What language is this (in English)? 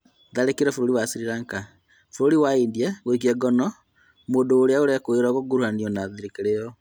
Kikuyu